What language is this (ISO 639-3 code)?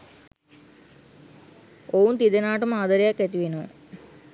sin